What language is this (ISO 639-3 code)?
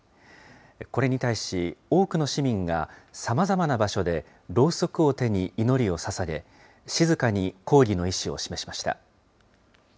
jpn